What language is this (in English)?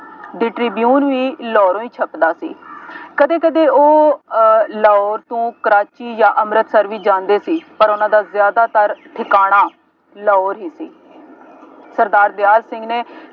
Punjabi